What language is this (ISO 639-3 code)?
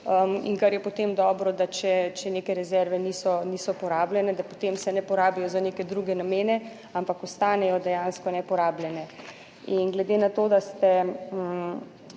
slv